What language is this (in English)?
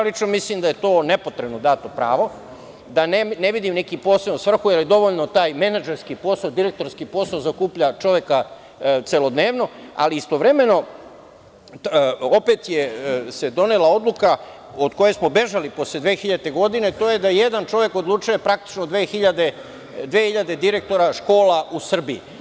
Serbian